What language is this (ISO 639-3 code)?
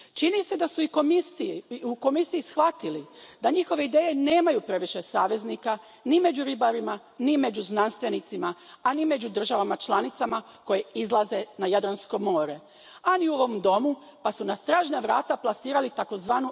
hrv